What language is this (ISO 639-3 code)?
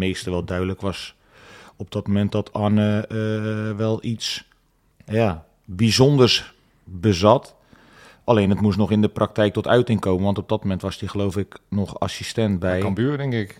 nld